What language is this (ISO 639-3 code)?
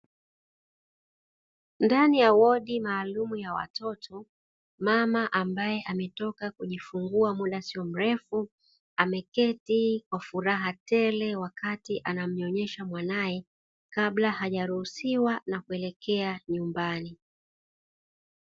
swa